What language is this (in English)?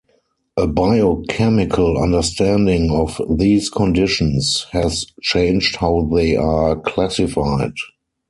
English